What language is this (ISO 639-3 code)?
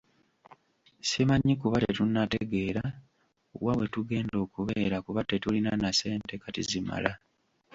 lug